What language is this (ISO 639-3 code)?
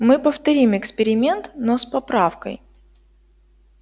rus